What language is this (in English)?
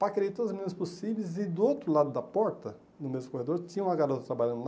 Portuguese